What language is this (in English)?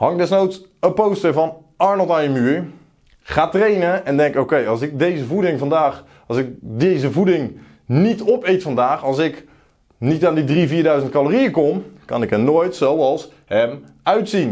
Dutch